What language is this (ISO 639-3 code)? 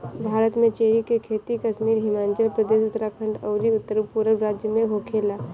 bho